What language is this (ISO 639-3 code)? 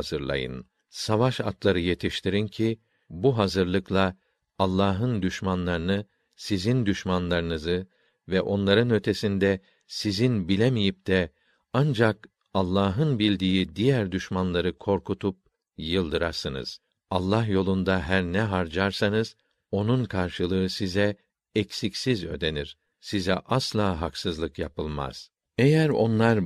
tur